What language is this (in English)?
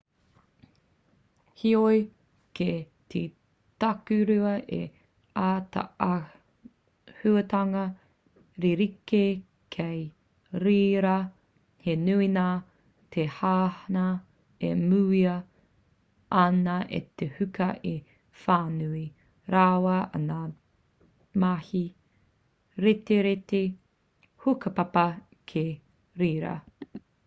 Māori